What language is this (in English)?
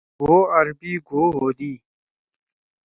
Torwali